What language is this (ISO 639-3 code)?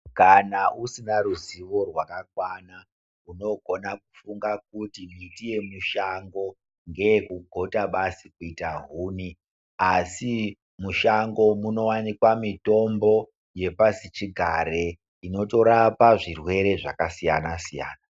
ndc